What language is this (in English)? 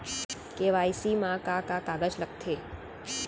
Chhattisgarhi